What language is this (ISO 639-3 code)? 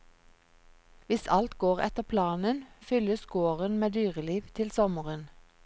nor